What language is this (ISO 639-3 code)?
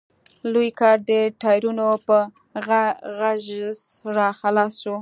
pus